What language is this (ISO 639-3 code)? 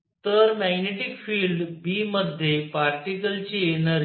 mar